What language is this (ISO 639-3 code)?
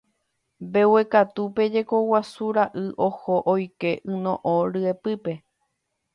grn